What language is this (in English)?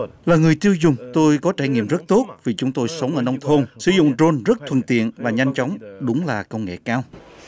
Vietnamese